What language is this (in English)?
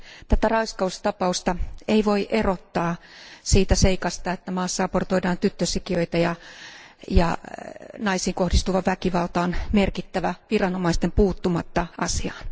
Finnish